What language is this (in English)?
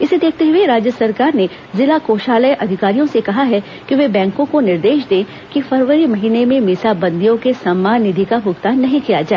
Hindi